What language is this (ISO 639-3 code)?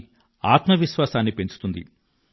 tel